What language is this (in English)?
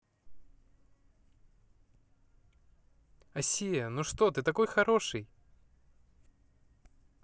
Russian